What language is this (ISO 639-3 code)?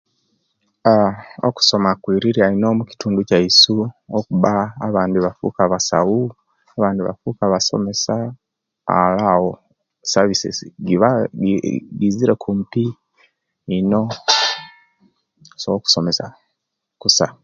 lke